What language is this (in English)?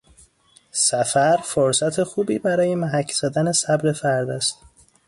Persian